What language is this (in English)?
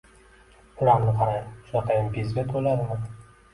Uzbek